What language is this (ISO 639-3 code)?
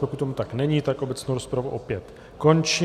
ces